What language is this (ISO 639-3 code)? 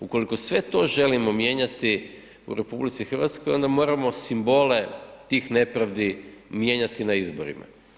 hrv